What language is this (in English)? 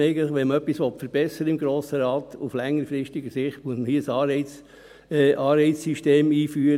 Swiss German